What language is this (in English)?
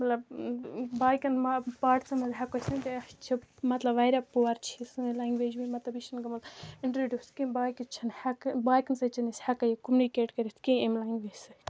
Kashmiri